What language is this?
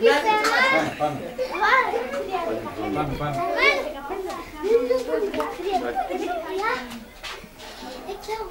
Greek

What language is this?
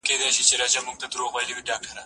Pashto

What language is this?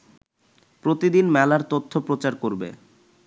Bangla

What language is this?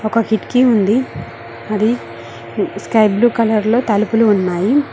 Telugu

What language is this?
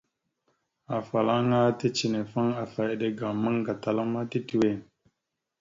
Mada (Cameroon)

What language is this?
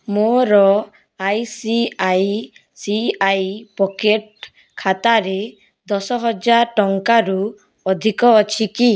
Odia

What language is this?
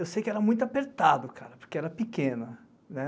Portuguese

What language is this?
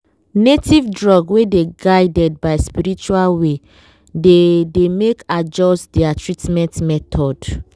Nigerian Pidgin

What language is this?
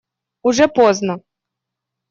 Russian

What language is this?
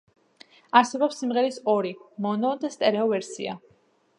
Georgian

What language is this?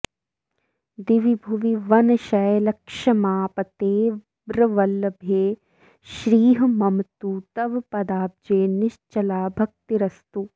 Sanskrit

